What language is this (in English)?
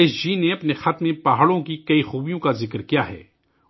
Urdu